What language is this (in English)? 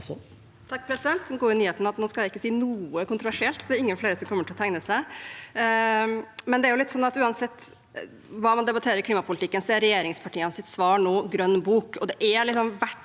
Norwegian